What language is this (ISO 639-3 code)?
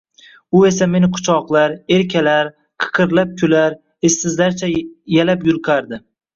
uzb